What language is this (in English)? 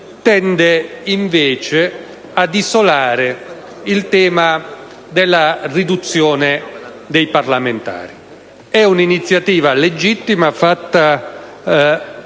Italian